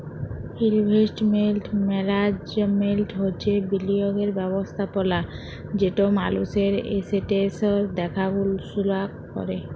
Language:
Bangla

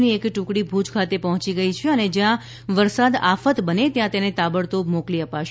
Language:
Gujarati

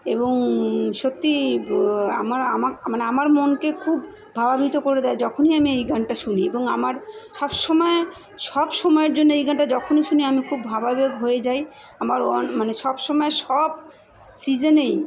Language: Bangla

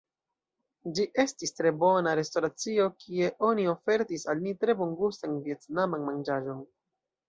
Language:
Esperanto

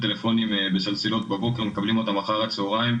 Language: Hebrew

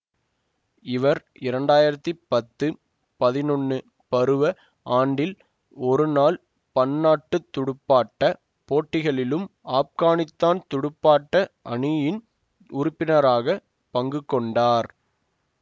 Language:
Tamil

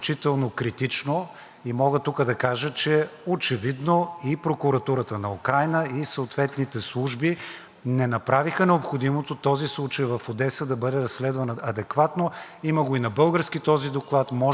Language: Bulgarian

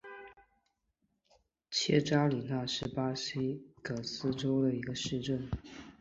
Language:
Chinese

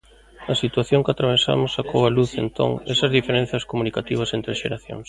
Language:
Galician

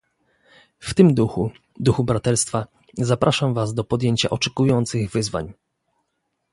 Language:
Polish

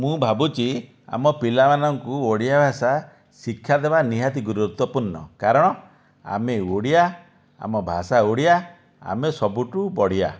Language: Odia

